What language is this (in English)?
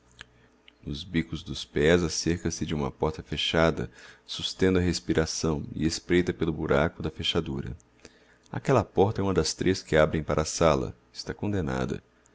Portuguese